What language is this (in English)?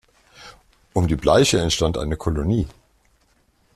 German